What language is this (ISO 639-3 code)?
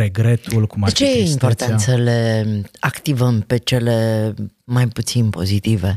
ron